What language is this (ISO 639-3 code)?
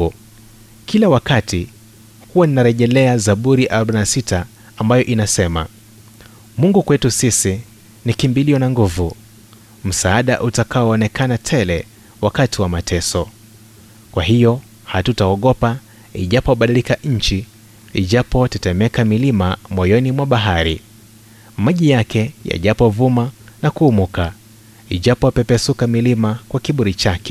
swa